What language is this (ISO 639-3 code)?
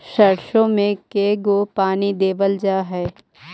mag